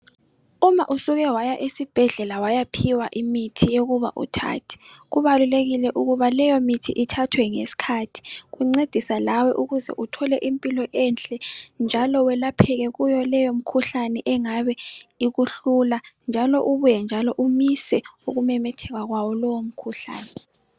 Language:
North Ndebele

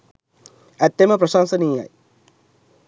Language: Sinhala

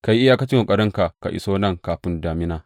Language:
Hausa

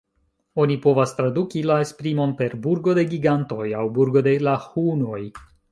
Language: Esperanto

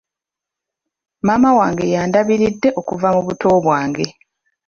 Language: Ganda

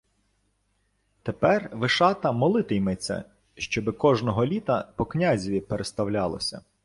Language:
Ukrainian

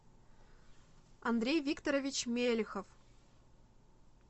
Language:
Russian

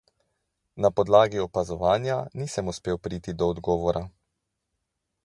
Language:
Slovenian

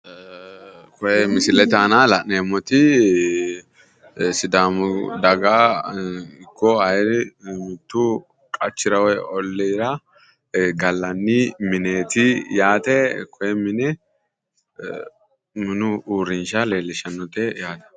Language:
Sidamo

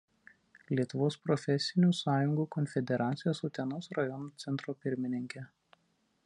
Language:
Lithuanian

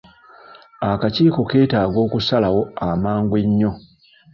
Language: Ganda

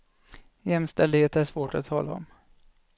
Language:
Swedish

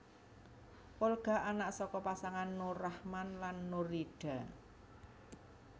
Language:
Javanese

